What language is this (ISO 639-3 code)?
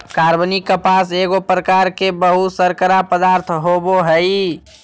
mag